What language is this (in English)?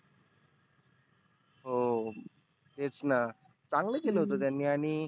Marathi